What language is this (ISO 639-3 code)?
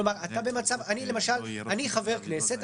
heb